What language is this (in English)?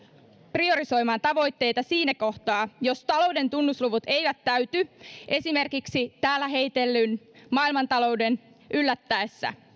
Finnish